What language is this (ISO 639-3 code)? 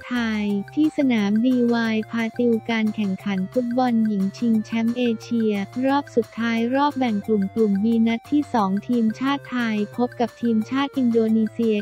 tha